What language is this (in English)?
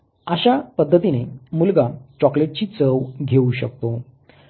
Marathi